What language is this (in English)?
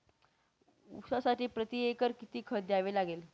Marathi